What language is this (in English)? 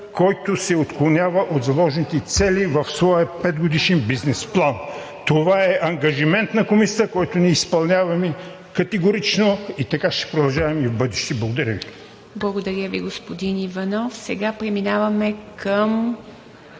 Bulgarian